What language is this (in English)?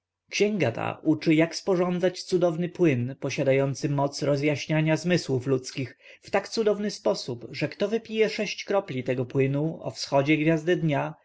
Polish